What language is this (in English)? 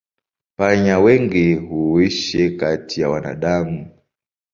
Swahili